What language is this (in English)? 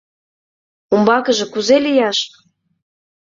Mari